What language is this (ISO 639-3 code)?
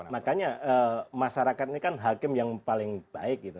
ind